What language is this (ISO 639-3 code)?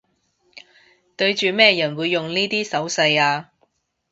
yue